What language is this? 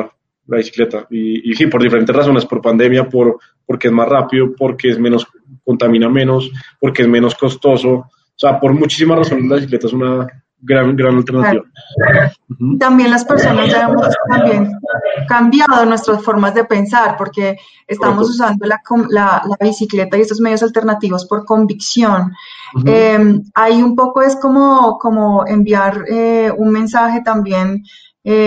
Spanish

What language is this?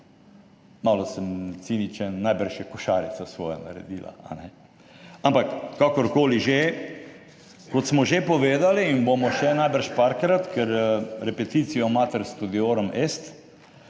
Slovenian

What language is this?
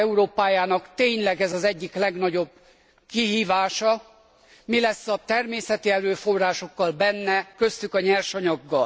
Hungarian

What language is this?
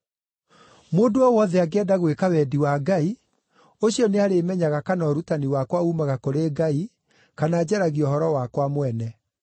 Kikuyu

